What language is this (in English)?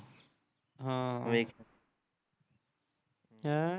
Punjabi